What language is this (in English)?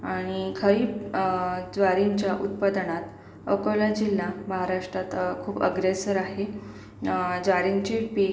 Marathi